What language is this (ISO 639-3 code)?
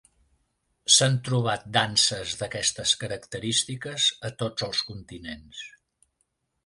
cat